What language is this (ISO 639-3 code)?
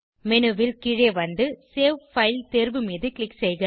tam